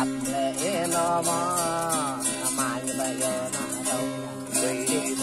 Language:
Thai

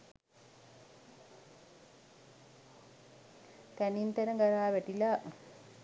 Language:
Sinhala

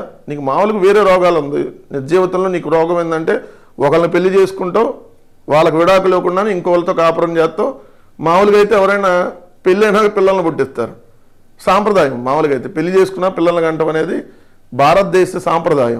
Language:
Telugu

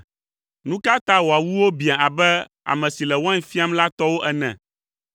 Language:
Ewe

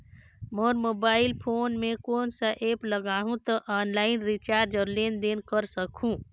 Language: Chhattisgarhi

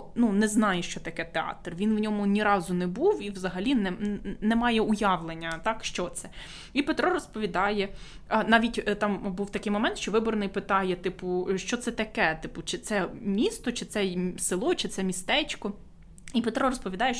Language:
Ukrainian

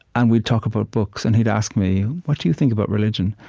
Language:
English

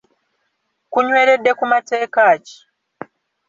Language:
Ganda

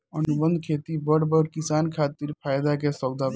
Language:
Bhojpuri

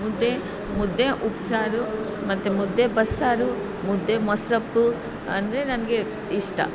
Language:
Kannada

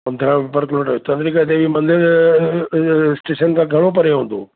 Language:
Sindhi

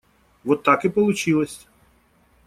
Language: Russian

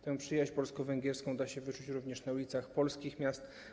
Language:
Polish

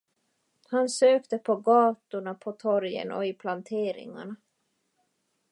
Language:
Swedish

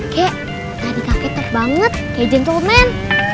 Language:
Indonesian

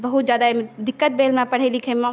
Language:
Maithili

